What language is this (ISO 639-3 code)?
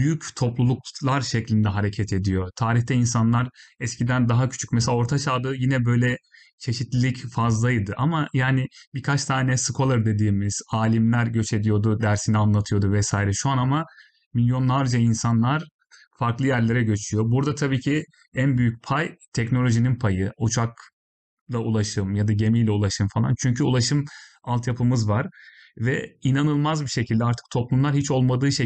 tur